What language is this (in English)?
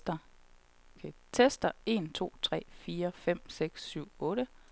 Danish